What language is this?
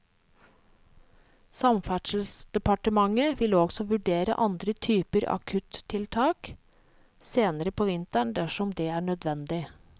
Norwegian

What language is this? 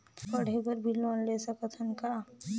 Chhattisgarhi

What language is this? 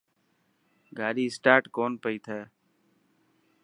Dhatki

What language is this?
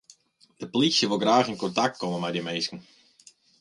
Western Frisian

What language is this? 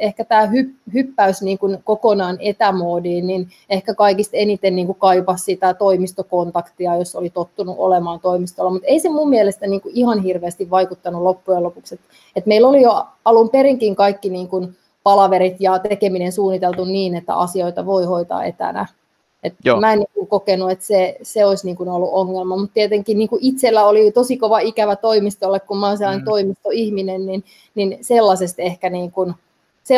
Finnish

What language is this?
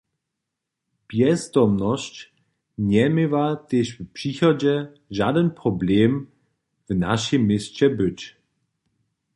Upper Sorbian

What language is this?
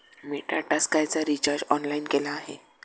Marathi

